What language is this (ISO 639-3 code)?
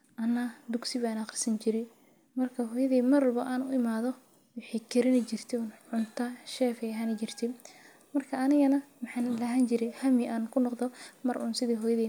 som